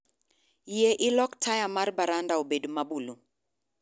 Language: Luo (Kenya and Tanzania)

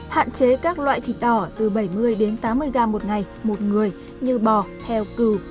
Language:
Vietnamese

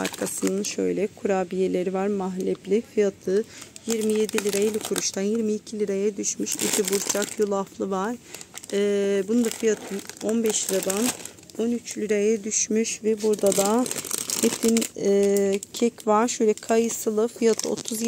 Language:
Turkish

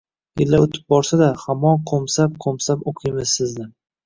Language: Uzbek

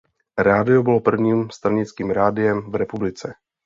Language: Czech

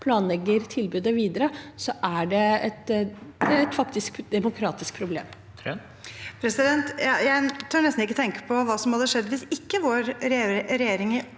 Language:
Norwegian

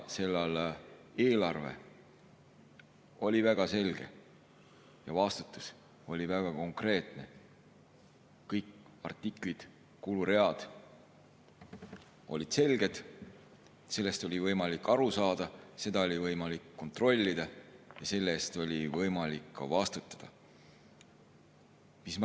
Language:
Estonian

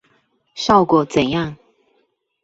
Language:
Chinese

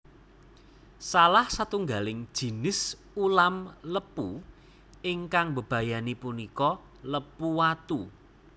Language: Javanese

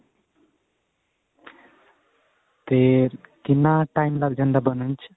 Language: Punjabi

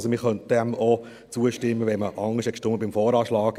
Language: Swiss German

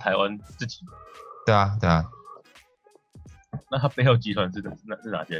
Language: Chinese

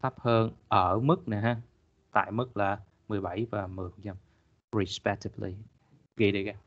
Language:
Vietnamese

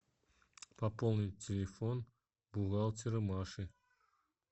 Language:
Russian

